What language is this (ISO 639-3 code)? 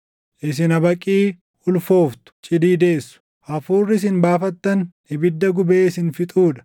orm